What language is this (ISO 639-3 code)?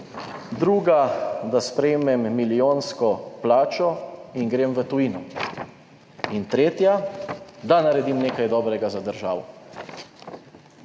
slv